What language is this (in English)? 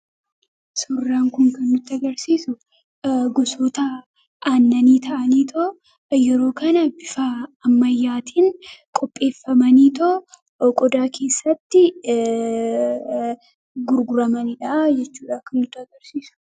Oromo